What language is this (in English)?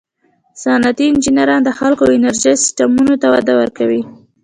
Pashto